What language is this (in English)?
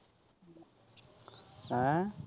Punjabi